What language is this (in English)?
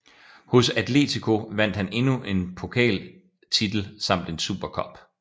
Danish